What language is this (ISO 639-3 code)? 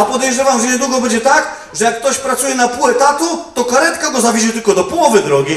pol